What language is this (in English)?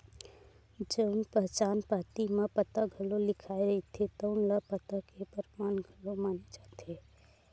Chhattisgarhi